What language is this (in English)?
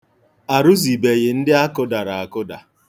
Igbo